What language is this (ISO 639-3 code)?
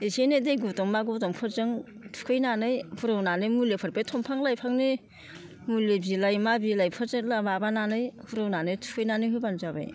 brx